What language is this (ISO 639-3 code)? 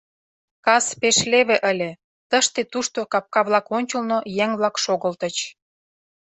chm